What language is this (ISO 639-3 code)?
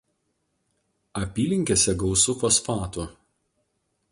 lit